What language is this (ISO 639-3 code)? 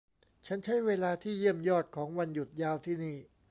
tha